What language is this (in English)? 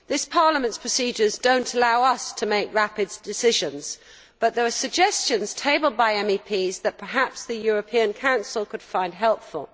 English